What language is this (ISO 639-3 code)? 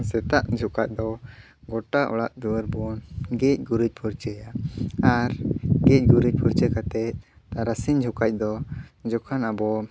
sat